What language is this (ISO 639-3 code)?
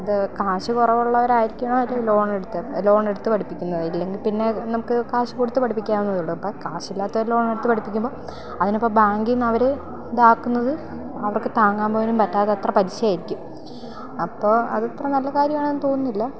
mal